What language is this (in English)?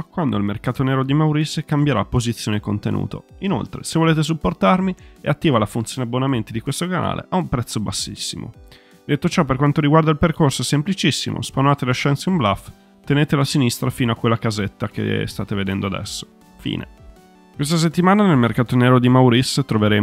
Italian